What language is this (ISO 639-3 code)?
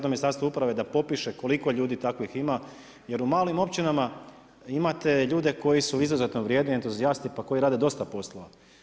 hrv